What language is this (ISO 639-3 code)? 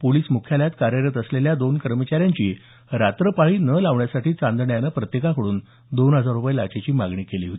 mar